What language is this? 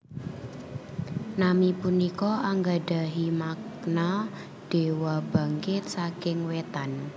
Javanese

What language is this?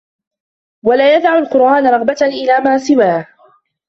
Arabic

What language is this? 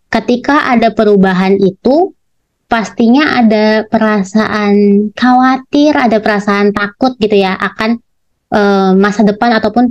Indonesian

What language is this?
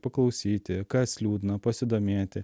Lithuanian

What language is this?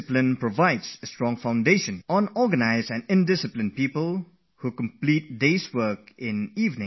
English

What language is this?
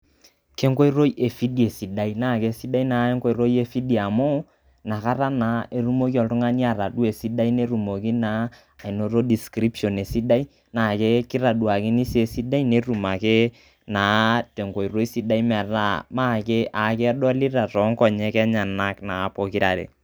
Masai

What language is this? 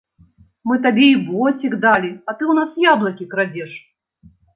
Belarusian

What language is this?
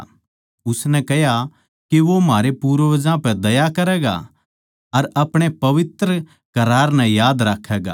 Haryanvi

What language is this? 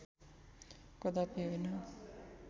Nepali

